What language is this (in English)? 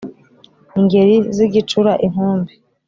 Kinyarwanda